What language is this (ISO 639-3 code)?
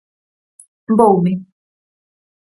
glg